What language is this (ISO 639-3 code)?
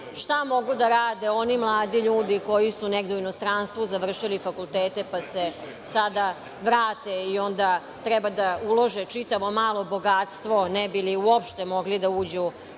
srp